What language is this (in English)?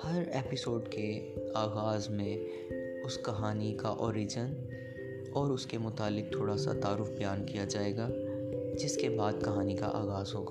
Urdu